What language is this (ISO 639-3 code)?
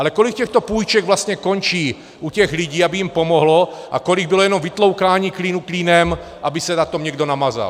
ces